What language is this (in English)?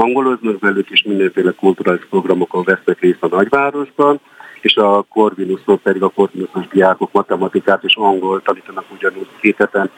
Hungarian